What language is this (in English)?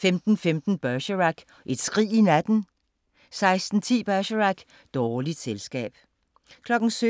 Danish